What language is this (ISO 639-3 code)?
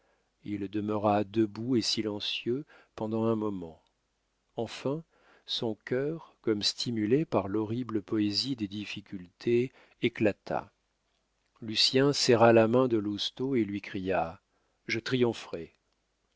fra